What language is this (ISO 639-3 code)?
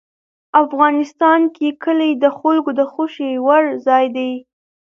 pus